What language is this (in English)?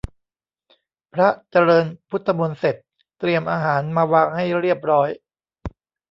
Thai